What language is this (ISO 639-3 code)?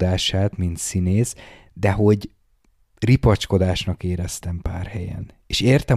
hun